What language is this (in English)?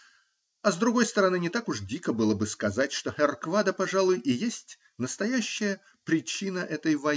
Russian